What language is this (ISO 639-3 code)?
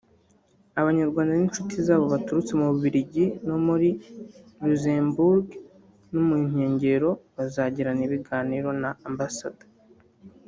kin